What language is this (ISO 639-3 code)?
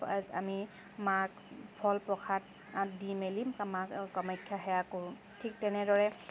asm